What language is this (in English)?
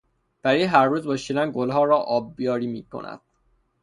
Persian